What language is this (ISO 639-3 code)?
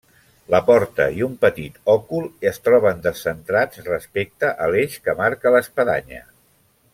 cat